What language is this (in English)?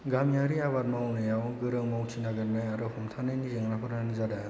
Bodo